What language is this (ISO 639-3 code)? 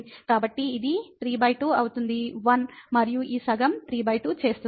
tel